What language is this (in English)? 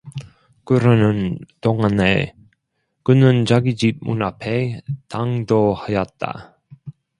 Korean